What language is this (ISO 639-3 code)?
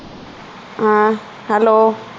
pan